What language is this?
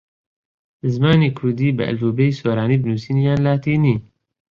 Central Kurdish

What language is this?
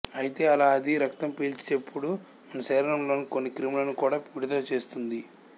Telugu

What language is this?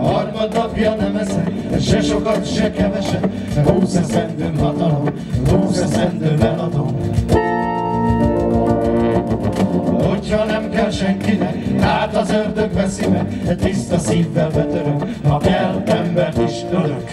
Hungarian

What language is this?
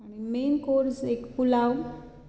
Konkani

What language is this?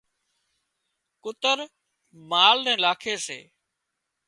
Wadiyara Koli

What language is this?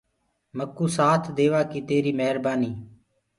Gurgula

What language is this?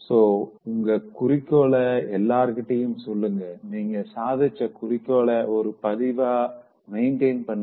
Tamil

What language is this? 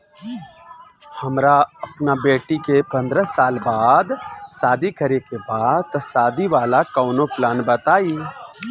Bhojpuri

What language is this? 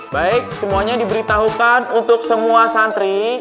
Indonesian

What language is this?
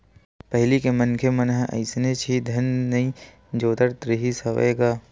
Chhattisgarhi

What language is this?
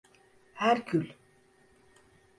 Turkish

